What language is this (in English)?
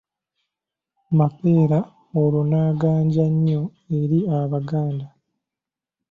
Ganda